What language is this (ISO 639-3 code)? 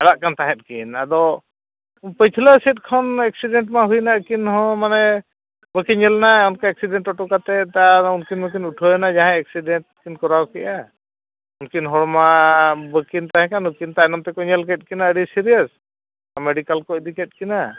sat